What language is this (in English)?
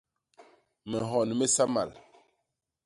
Basaa